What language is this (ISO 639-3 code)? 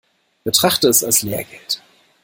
deu